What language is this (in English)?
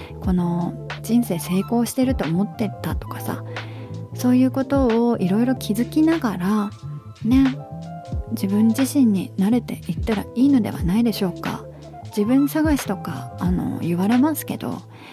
Japanese